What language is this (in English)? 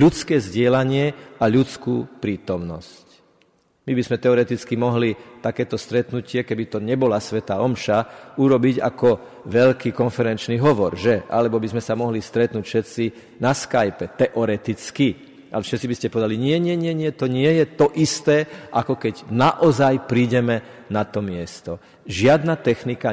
Slovak